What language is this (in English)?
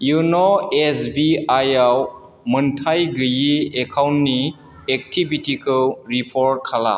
Bodo